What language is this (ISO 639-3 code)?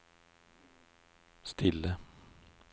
nor